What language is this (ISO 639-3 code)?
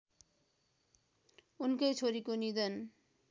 nep